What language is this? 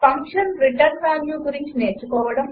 Telugu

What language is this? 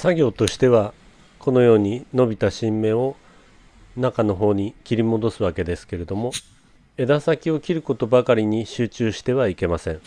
Japanese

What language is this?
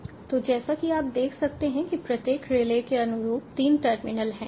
Hindi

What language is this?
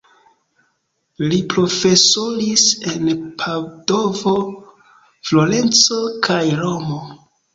Esperanto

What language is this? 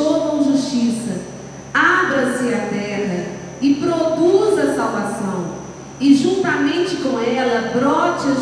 Portuguese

